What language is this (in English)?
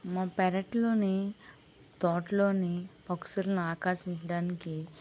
Telugu